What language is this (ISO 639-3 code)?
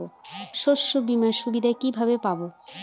ben